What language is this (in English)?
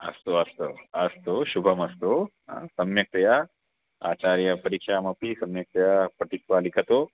Sanskrit